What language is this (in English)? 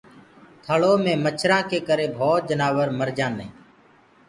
Gurgula